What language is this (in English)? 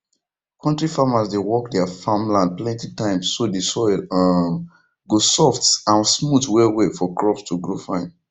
Nigerian Pidgin